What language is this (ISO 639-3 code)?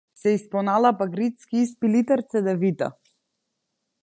mkd